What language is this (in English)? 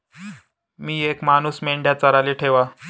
Marathi